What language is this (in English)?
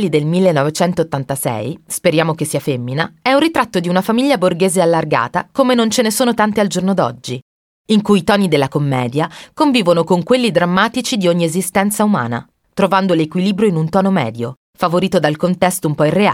Italian